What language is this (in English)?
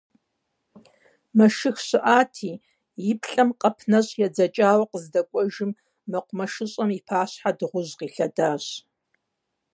Kabardian